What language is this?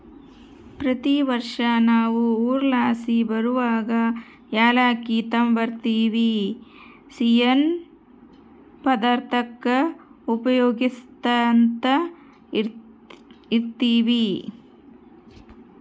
Kannada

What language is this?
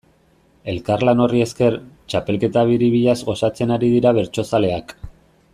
Basque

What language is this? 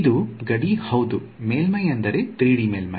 Kannada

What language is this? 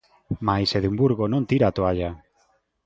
Galician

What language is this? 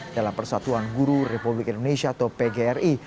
Indonesian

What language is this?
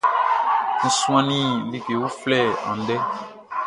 Baoulé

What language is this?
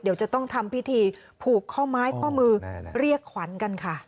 Thai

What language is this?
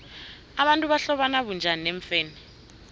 South Ndebele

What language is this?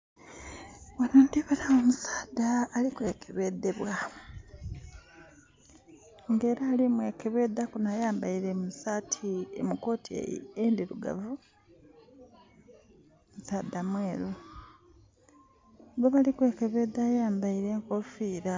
Soga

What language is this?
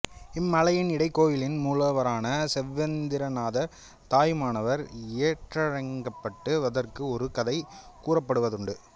Tamil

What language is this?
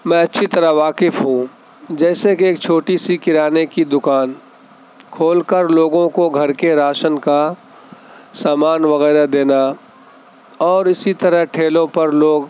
Urdu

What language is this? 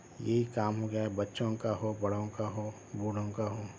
Urdu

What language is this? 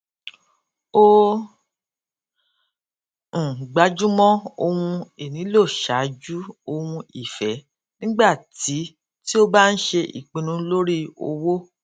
Yoruba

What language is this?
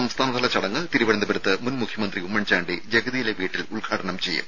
Malayalam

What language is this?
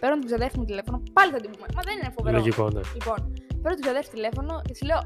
Greek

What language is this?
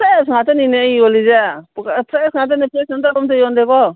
Manipuri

